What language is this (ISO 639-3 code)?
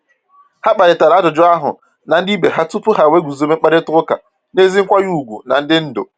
ibo